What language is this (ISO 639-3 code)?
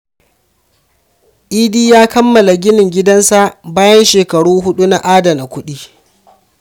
hau